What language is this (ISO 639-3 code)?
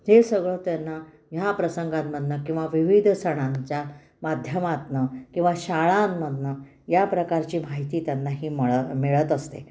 mar